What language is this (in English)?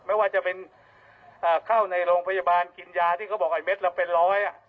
Thai